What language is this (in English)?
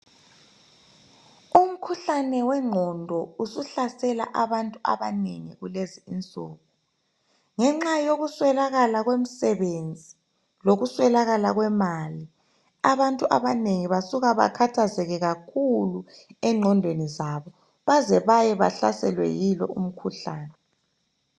North Ndebele